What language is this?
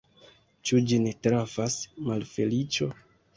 Esperanto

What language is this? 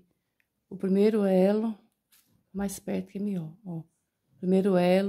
Portuguese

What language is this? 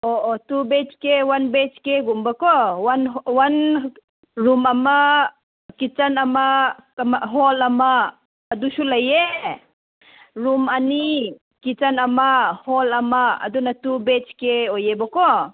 Manipuri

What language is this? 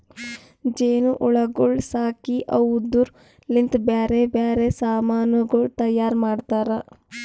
Kannada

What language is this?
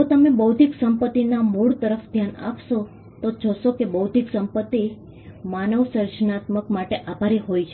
Gujarati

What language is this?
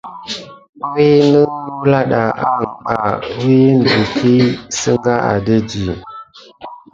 Gidar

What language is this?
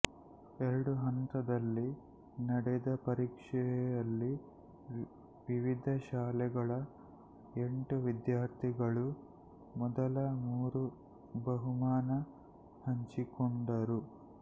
Kannada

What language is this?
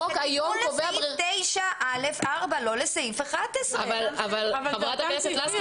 Hebrew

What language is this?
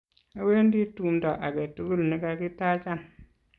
Kalenjin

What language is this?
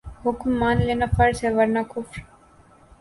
Urdu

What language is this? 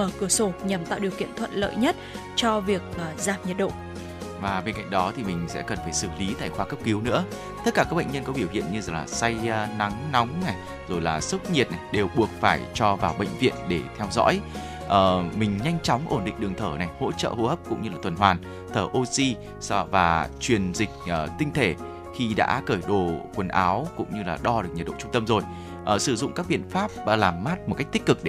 Vietnamese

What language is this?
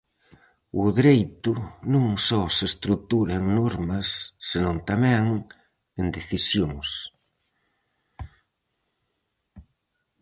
Galician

